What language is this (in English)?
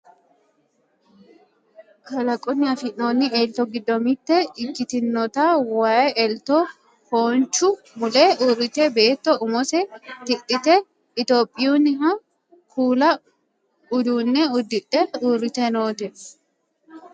Sidamo